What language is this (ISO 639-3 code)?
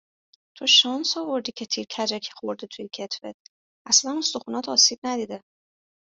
fas